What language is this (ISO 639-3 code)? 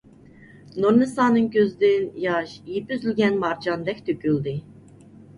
uig